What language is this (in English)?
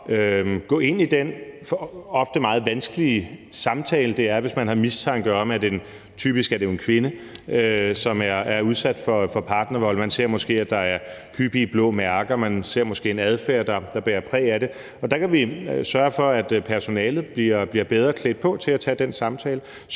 Danish